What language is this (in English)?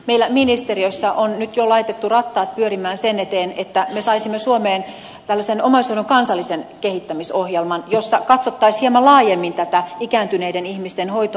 Finnish